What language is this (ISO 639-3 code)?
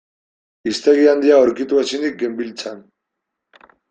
eus